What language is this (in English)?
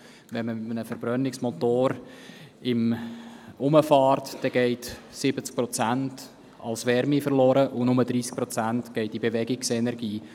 Swiss German